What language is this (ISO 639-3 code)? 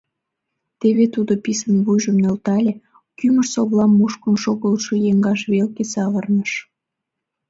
chm